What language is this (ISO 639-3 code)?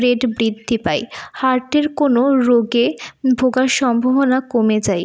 ben